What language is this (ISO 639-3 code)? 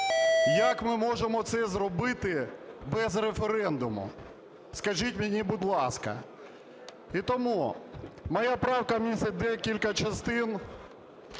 ukr